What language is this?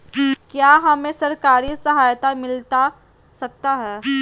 Magahi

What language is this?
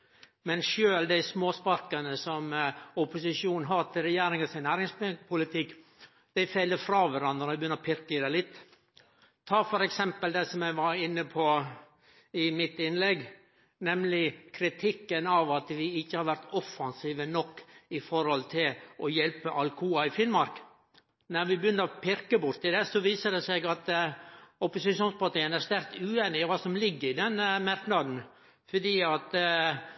Norwegian Nynorsk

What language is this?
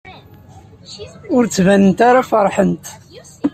Kabyle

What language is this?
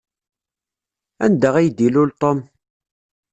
Kabyle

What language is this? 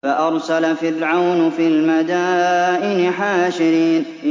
Arabic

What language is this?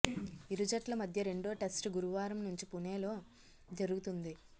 Telugu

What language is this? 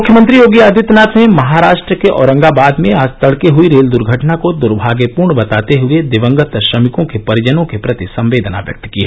Hindi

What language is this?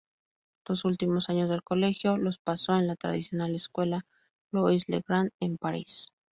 Spanish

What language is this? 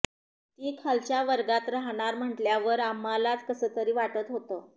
Marathi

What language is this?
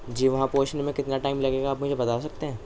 Urdu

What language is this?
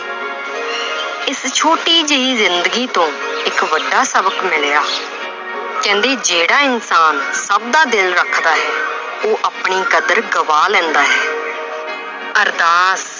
Punjabi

